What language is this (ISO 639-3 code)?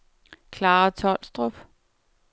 dan